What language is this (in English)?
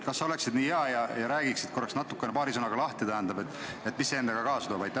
Estonian